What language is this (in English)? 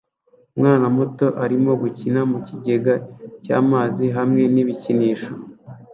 Kinyarwanda